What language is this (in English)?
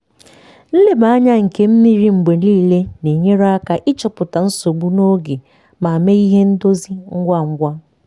Igbo